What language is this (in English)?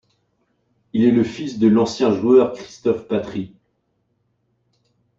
French